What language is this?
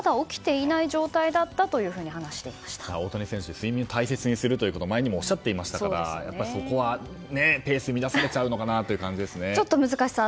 Japanese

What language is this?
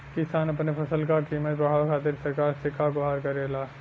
Bhojpuri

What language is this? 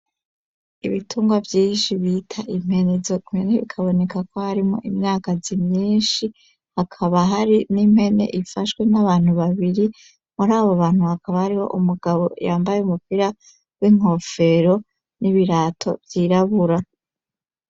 Rundi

